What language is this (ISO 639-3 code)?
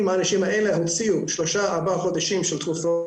heb